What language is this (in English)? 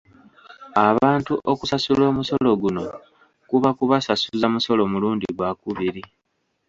Ganda